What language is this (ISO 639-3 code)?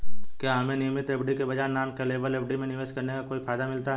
hin